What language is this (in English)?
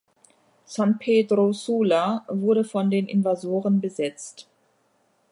German